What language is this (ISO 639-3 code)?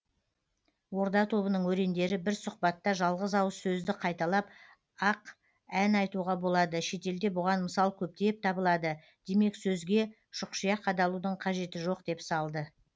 kaz